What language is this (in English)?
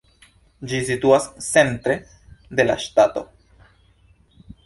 Esperanto